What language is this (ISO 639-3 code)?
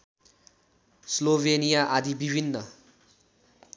nep